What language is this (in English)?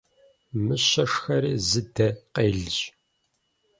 Kabardian